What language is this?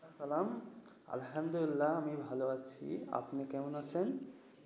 Bangla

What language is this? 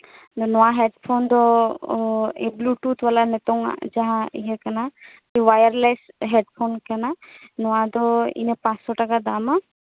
Santali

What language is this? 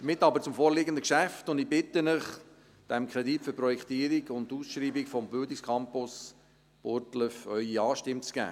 Swiss German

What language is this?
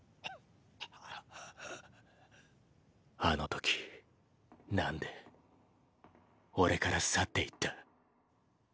Japanese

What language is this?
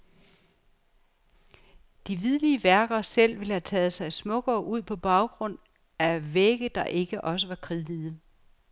Danish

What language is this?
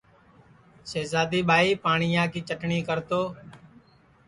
Sansi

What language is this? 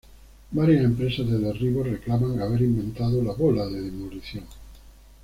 Spanish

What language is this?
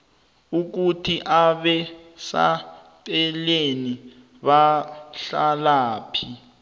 South Ndebele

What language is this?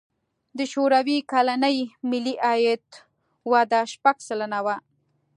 Pashto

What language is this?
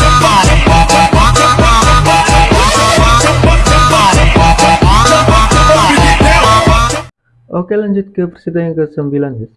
Indonesian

